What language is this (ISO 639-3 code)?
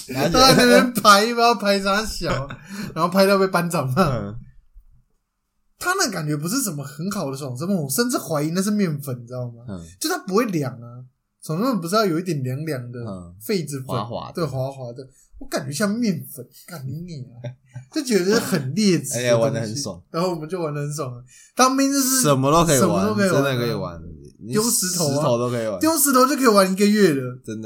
zho